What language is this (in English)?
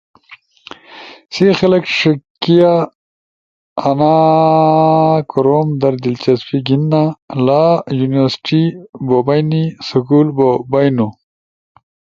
Ushojo